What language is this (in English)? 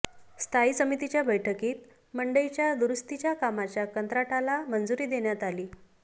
Marathi